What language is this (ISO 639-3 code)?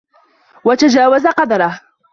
ara